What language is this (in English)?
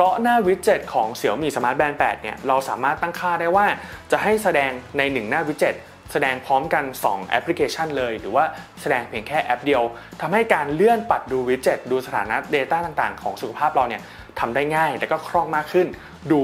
Thai